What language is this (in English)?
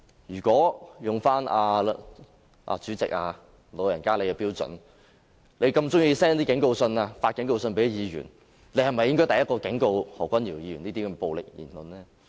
Cantonese